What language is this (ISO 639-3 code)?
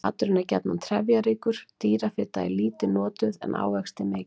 isl